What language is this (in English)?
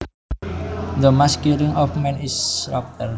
Javanese